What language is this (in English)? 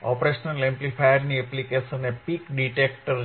Gujarati